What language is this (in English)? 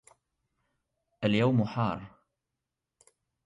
Arabic